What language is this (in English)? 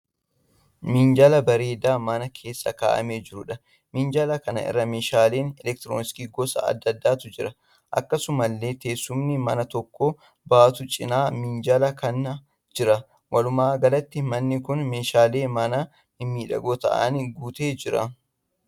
Oromo